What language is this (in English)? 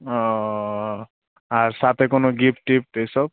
Bangla